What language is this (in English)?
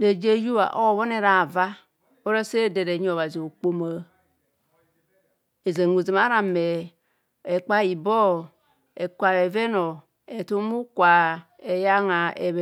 Kohumono